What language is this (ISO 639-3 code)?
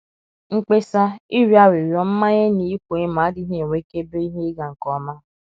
ibo